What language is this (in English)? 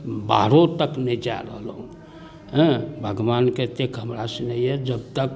Maithili